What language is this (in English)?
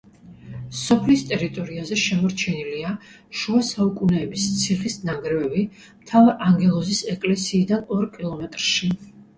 Georgian